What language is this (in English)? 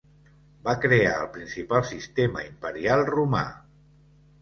Catalan